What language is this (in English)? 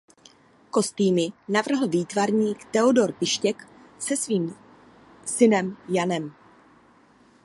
Czech